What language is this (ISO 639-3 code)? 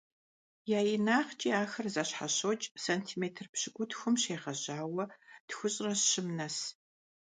kbd